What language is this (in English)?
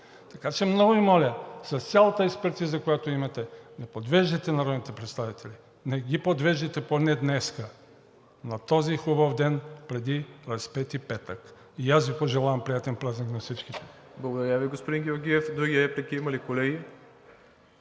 Bulgarian